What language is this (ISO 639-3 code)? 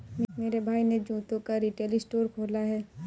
hin